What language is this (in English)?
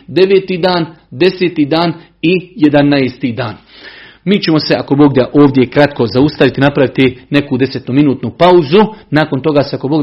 Croatian